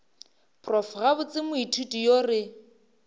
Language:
Northern Sotho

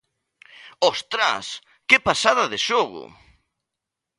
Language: Galician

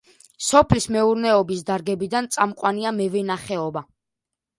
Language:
Georgian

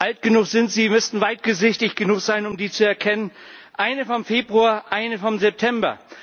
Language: German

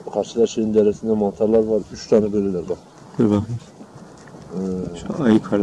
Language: Turkish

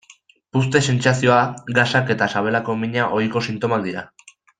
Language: Basque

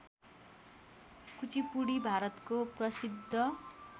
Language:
Nepali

